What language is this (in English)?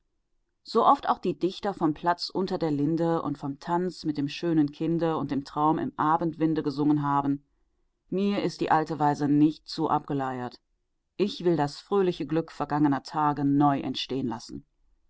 German